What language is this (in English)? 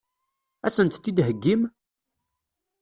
Kabyle